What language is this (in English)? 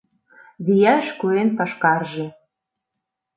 Mari